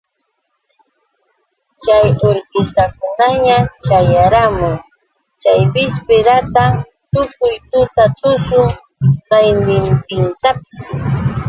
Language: Yauyos Quechua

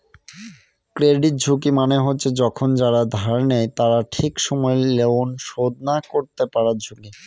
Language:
Bangla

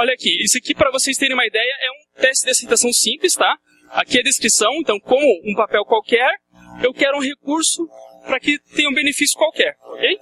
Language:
Portuguese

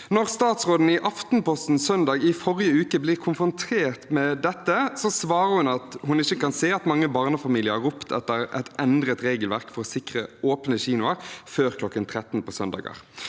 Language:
Norwegian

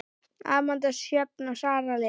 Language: Icelandic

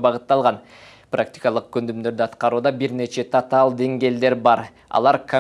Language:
Turkish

